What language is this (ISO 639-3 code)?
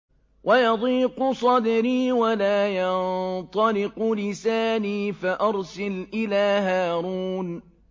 ara